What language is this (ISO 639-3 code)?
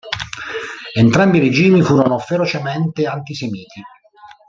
ita